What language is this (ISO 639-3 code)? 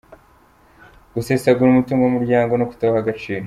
kin